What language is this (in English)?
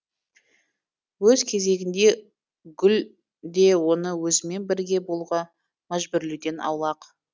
Kazakh